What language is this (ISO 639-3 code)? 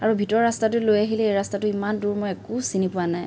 asm